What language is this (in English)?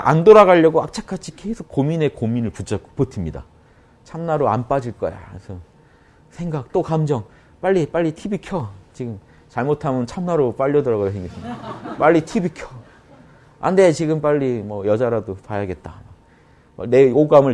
Korean